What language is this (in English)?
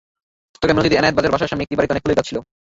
Bangla